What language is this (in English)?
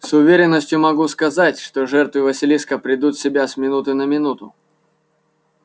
Russian